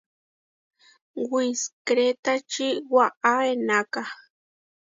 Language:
Huarijio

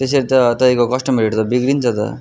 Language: Nepali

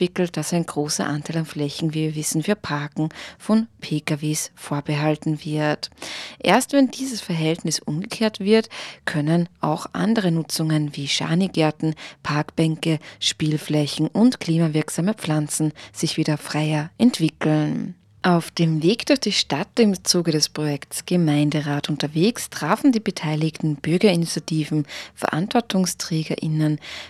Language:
German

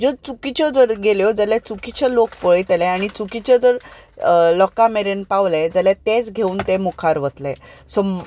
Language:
Konkani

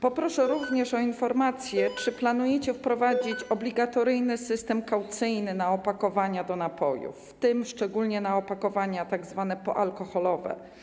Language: Polish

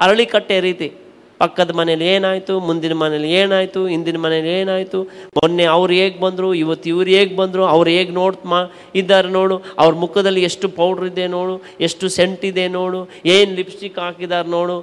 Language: Kannada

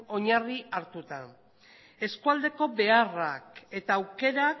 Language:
Basque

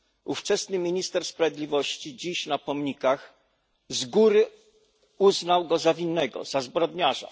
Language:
Polish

